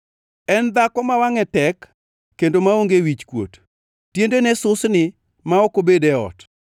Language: Luo (Kenya and Tanzania)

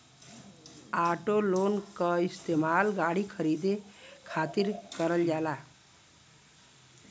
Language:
Bhojpuri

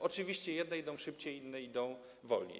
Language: Polish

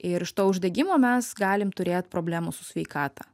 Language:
Lithuanian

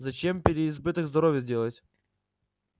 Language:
Russian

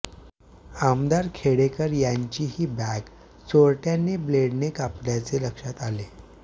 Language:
Marathi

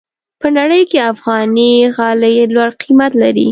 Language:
Pashto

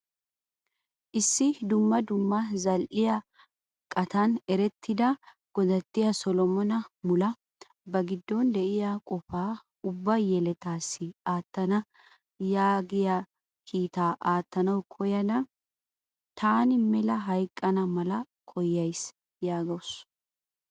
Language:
Wolaytta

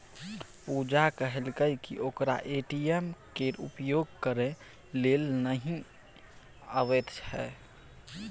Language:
Maithili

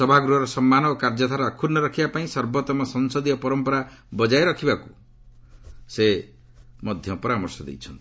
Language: Odia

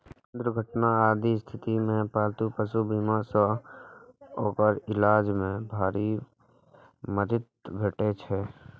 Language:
Maithili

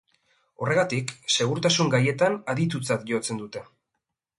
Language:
Basque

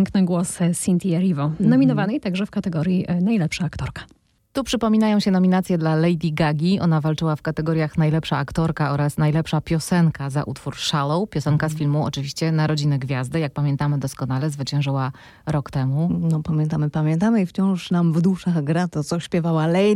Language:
Polish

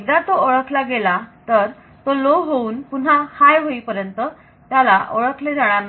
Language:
Marathi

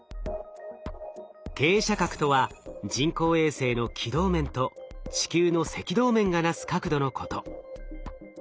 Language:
Japanese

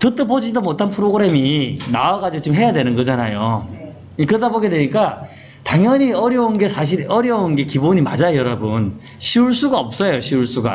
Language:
Korean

